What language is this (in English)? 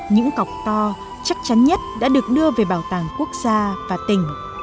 Vietnamese